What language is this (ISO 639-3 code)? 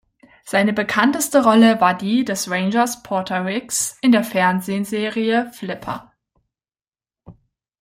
deu